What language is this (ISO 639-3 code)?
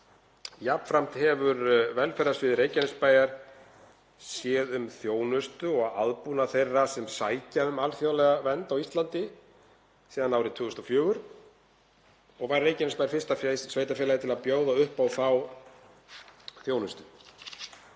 isl